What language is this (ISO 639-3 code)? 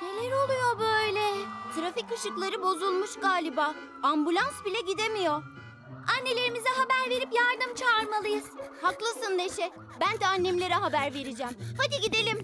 tur